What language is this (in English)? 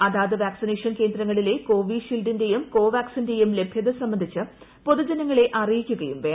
Malayalam